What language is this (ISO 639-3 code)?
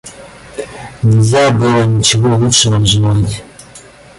rus